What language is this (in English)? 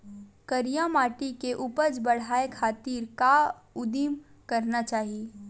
Chhattisgarhi